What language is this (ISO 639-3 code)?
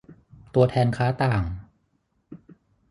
tha